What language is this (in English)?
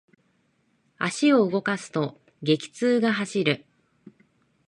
Japanese